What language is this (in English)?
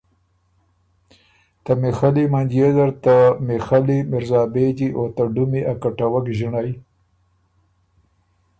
Ormuri